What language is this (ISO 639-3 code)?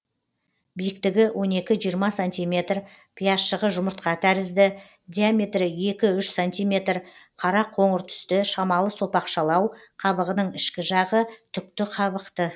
kaz